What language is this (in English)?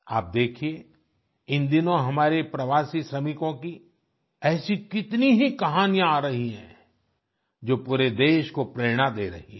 Hindi